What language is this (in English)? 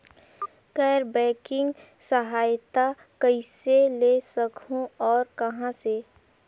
Chhattisgarhi